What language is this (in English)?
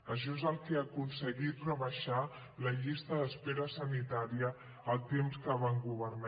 Catalan